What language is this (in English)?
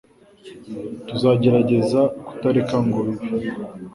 Kinyarwanda